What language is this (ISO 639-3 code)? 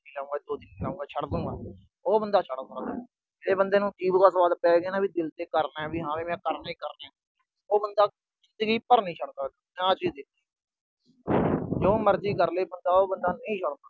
pan